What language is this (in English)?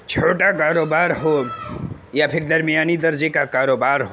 Urdu